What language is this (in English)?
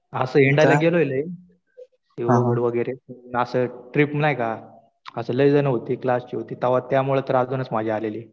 Marathi